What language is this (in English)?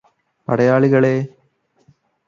Malayalam